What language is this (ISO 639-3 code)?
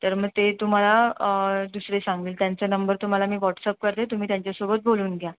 mar